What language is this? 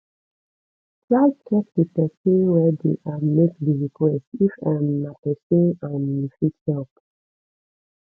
Nigerian Pidgin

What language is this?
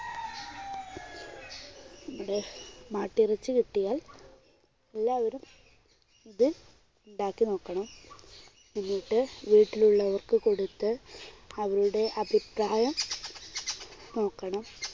Malayalam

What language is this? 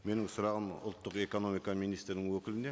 Kazakh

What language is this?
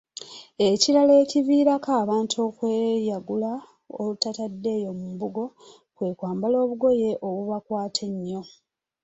Ganda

